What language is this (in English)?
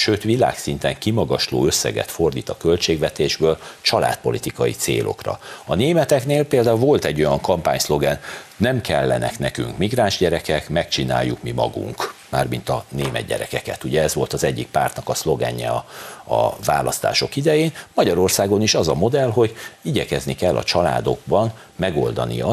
Hungarian